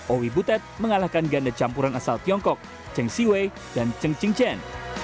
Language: Indonesian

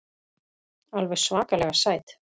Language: Icelandic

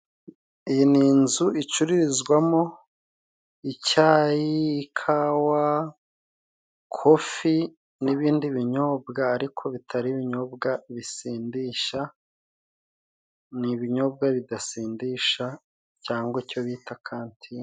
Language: Kinyarwanda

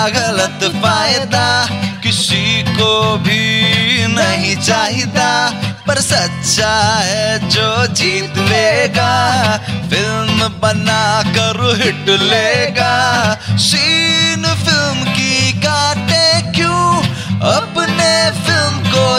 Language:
Hindi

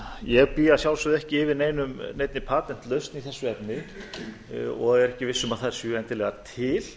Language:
Icelandic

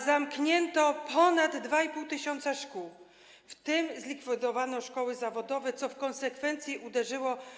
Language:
Polish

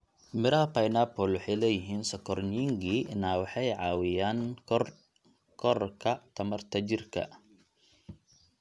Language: Somali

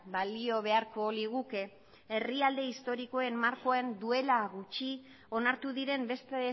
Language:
Basque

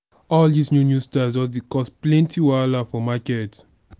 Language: Nigerian Pidgin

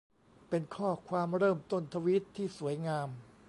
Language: Thai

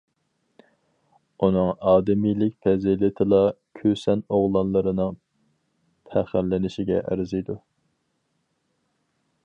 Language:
Uyghur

